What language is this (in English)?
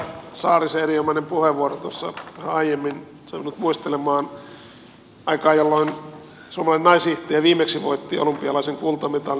Finnish